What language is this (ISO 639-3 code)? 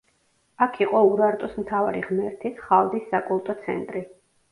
kat